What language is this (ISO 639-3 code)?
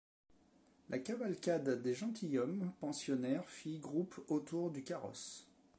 fra